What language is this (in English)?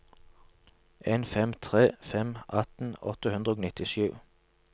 Norwegian